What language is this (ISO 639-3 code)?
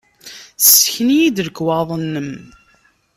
kab